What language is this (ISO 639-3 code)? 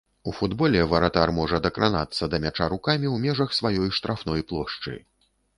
bel